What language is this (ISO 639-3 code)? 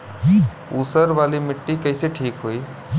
bho